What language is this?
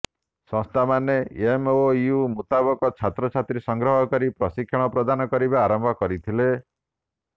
Odia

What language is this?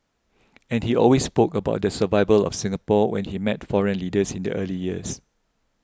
English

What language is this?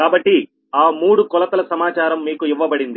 Telugu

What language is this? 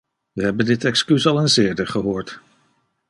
Dutch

